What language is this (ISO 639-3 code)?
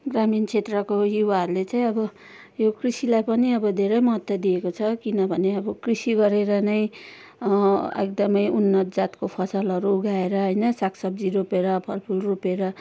nep